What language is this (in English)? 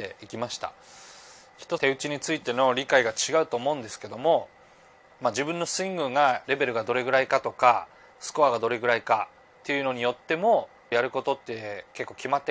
Japanese